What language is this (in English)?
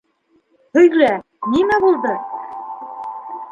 Bashkir